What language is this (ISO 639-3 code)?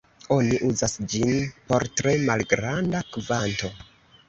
epo